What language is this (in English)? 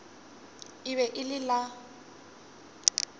Northern Sotho